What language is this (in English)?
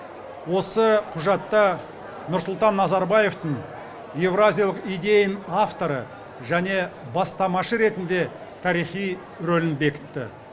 Kazakh